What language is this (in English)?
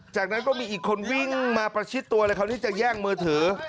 Thai